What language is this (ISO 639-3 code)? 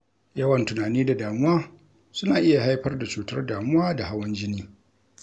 hau